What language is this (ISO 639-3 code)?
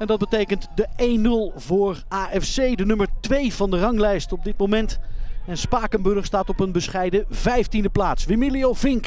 nld